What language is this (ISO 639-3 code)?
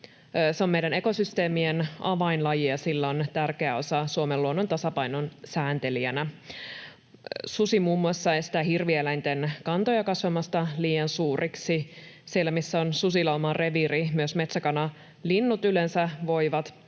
fin